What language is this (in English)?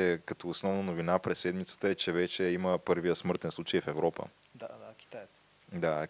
Bulgarian